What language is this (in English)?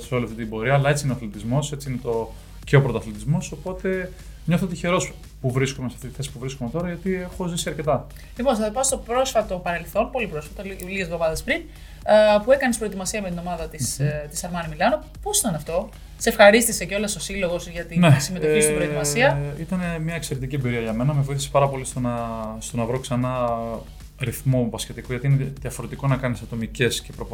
Greek